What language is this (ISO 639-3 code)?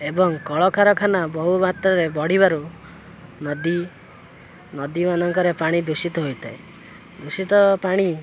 ori